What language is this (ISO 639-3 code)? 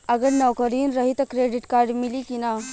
bho